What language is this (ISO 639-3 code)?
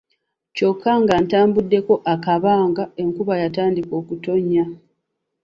lug